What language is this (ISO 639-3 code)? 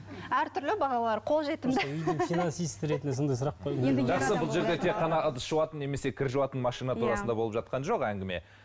kaz